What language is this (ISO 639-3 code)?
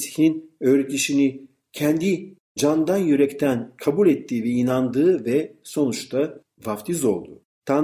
tur